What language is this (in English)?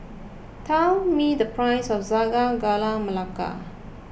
English